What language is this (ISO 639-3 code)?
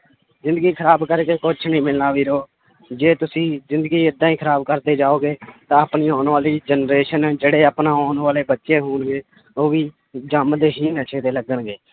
pan